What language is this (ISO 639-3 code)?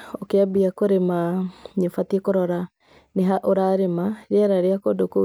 kik